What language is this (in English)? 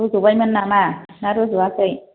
Bodo